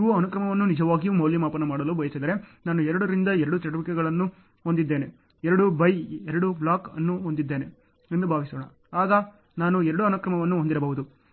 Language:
Kannada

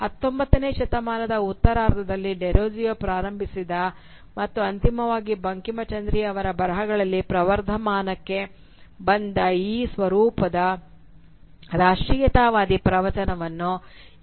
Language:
Kannada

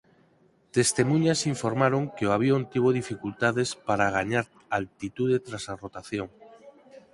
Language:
Galician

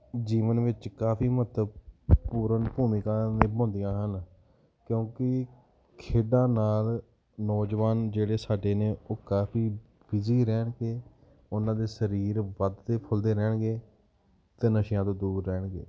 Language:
Punjabi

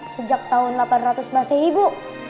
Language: Indonesian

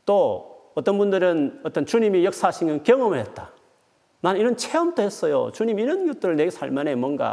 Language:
Korean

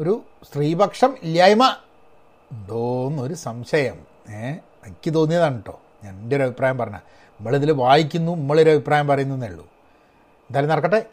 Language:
Malayalam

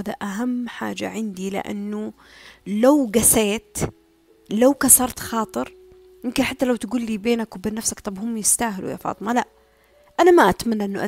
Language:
Arabic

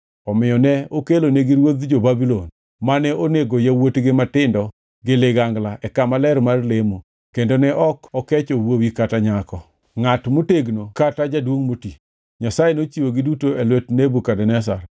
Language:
Luo (Kenya and Tanzania)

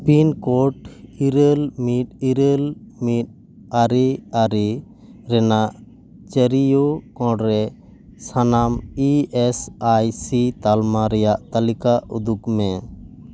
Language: Santali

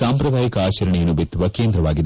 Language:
Kannada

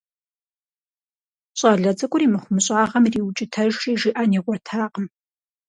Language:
Kabardian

